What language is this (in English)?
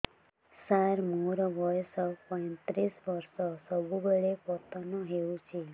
Odia